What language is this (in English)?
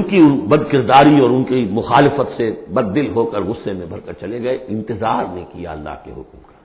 Urdu